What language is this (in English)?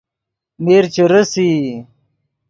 Yidgha